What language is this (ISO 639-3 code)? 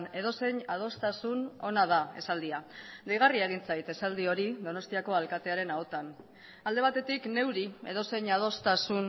eus